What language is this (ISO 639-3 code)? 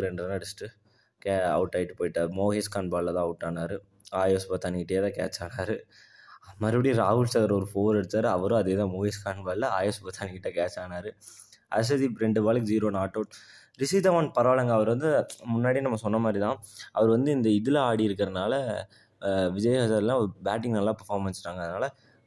tam